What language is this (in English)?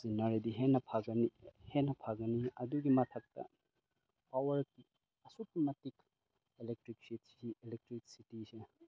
Manipuri